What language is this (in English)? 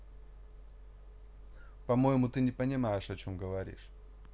Russian